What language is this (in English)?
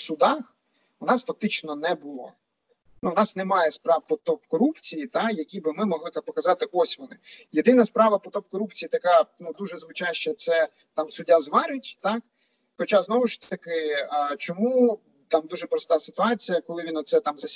Ukrainian